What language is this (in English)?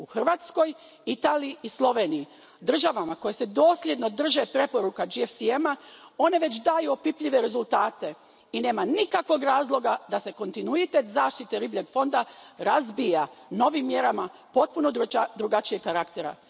Croatian